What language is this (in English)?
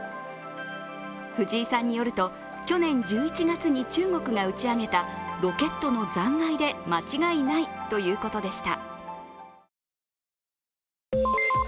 Japanese